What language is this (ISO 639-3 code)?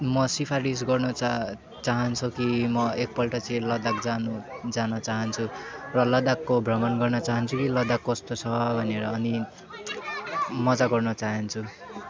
nep